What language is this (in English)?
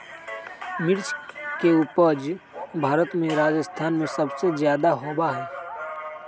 Magahi